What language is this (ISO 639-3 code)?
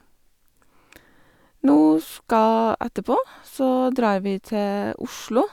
nor